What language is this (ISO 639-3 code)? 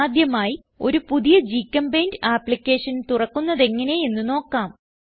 mal